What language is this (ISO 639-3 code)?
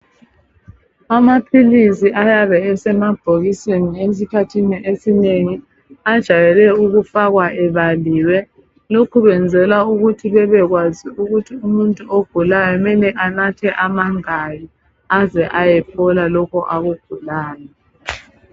nde